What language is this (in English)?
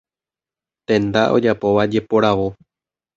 Guarani